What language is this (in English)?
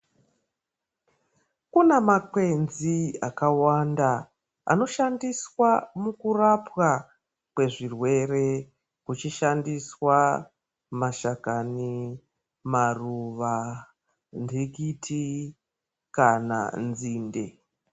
Ndau